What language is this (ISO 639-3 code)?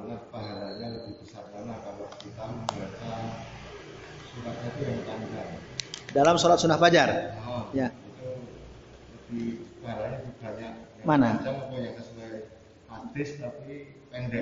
ind